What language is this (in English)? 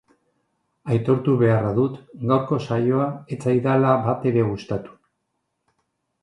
Basque